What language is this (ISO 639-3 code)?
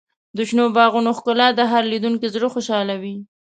pus